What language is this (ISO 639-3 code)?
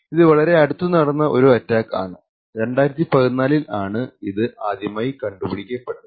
mal